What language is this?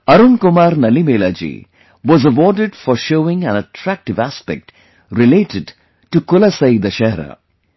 English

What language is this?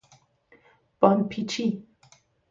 Persian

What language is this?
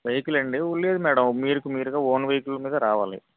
Telugu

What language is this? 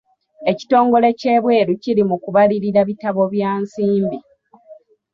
Ganda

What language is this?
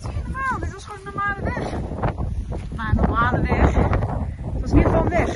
Dutch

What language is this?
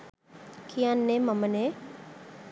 Sinhala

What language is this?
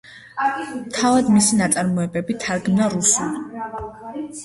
Georgian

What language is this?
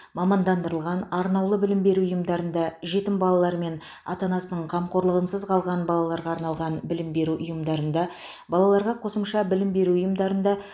Kazakh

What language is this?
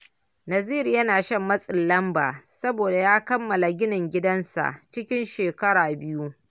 Hausa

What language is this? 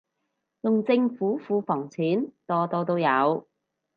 Cantonese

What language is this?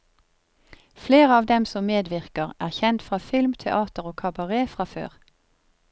Norwegian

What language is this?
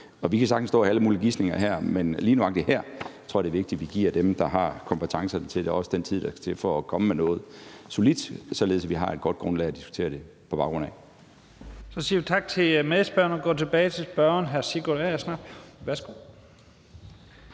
Danish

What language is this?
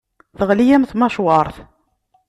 Kabyle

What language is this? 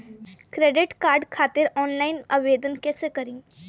Bhojpuri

